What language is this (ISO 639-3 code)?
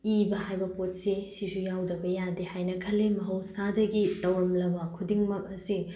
mni